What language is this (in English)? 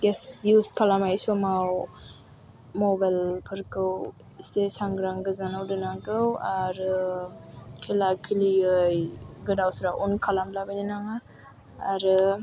Bodo